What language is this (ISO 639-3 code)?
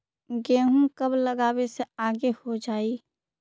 mag